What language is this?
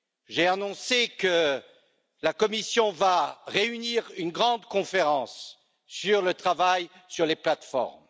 French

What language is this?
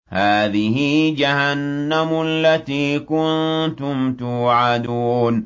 Arabic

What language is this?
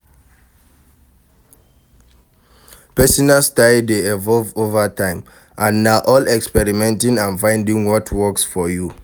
Nigerian Pidgin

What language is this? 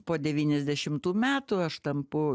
Lithuanian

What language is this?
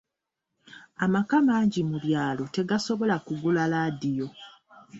Ganda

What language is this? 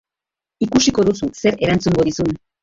Basque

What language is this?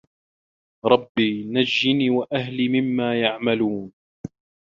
Arabic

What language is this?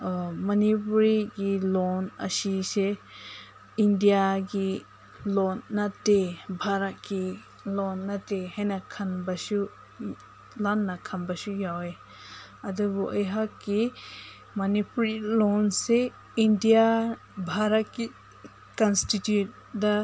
Manipuri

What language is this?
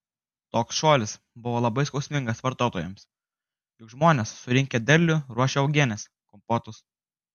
Lithuanian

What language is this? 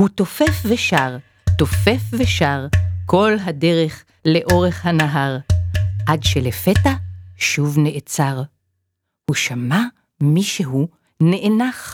Hebrew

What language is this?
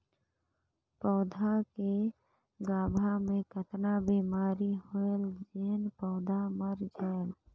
Chhattisgarhi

